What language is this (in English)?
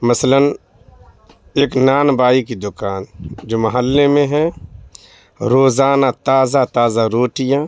Urdu